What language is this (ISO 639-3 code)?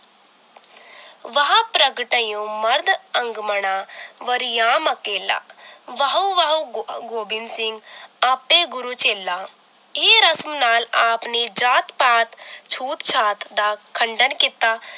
pan